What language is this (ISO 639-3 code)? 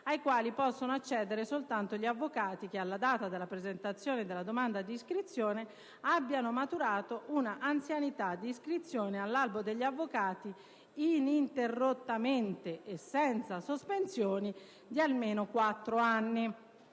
ita